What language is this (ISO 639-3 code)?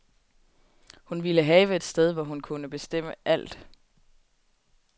dan